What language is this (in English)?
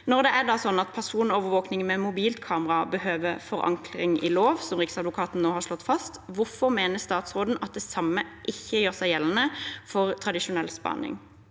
Norwegian